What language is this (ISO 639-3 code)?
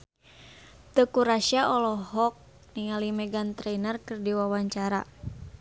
sun